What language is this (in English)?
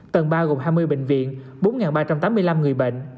Vietnamese